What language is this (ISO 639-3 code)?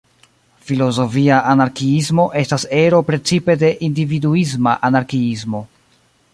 epo